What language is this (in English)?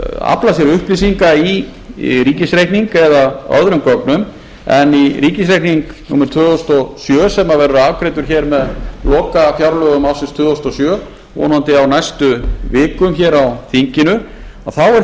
Icelandic